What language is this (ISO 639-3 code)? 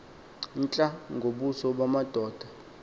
xho